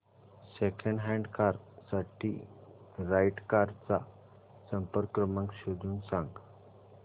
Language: Marathi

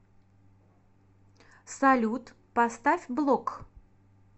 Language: Russian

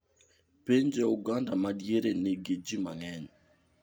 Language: Luo (Kenya and Tanzania)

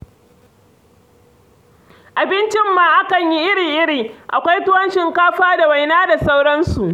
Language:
Hausa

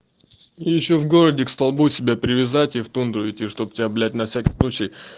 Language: Russian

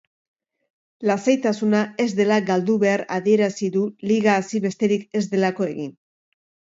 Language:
Basque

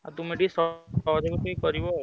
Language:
Odia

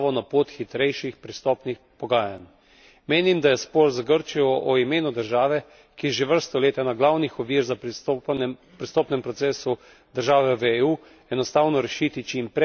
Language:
Slovenian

